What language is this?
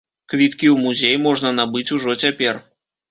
Belarusian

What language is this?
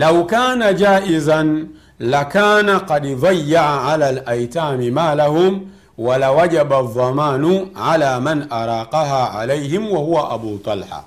Swahili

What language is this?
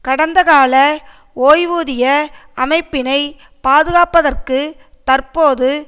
Tamil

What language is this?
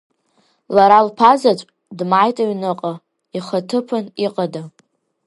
Abkhazian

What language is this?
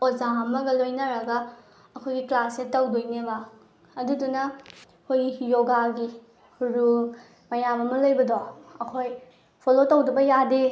Manipuri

